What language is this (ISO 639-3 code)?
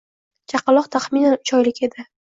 uzb